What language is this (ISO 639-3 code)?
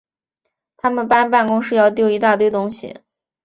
zho